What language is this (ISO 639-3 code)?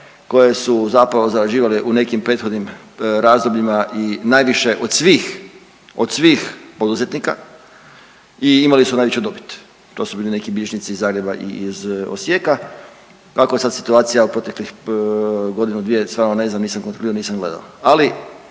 hrv